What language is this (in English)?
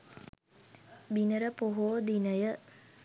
Sinhala